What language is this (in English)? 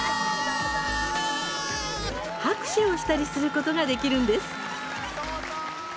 Japanese